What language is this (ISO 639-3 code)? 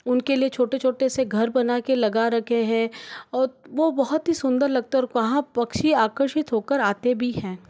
hin